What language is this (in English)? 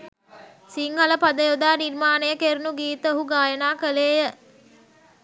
Sinhala